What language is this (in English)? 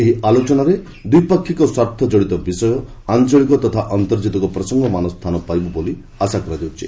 Odia